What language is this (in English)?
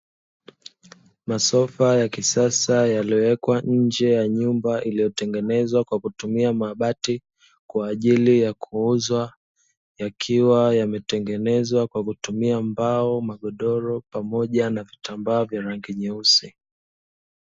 Swahili